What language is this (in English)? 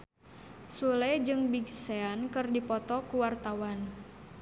Sundanese